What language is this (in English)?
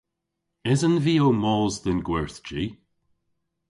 Cornish